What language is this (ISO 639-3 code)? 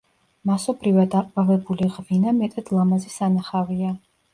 kat